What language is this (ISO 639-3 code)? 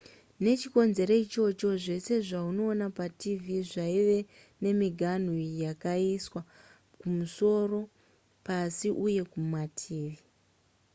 sna